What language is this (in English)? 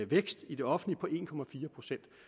Danish